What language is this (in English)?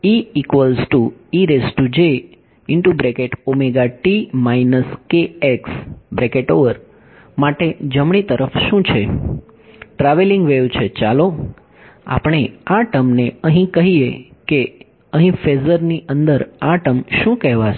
Gujarati